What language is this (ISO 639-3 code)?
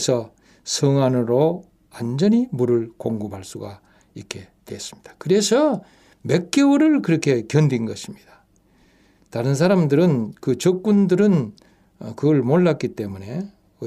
kor